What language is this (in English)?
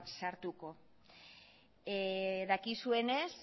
Basque